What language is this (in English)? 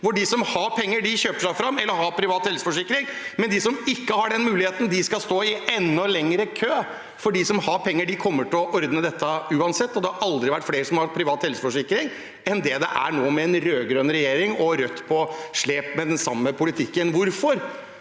Norwegian